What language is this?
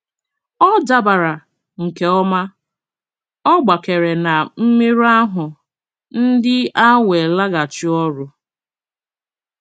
Igbo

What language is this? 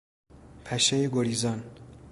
Persian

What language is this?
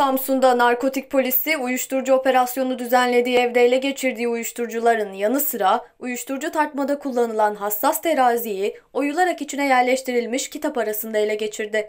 Turkish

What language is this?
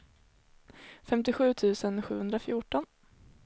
Swedish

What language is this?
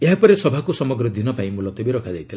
Odia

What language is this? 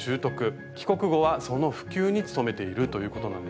Japanese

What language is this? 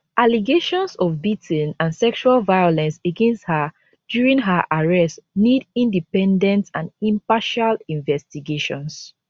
Nigerian Pidgin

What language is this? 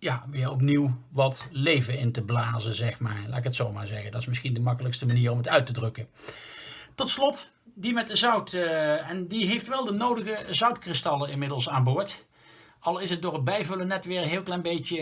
Dutch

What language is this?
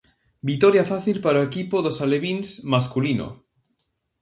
Galician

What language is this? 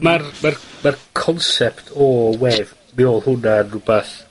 Welsh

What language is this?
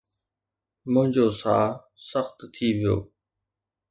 Sindhi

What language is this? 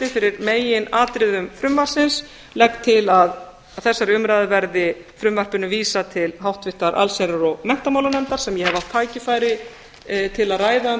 Icelandic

